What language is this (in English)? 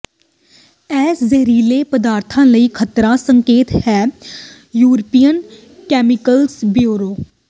Punjabi